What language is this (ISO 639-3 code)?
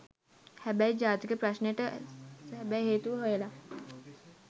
sin